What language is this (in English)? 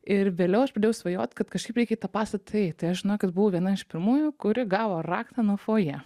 Lithuanian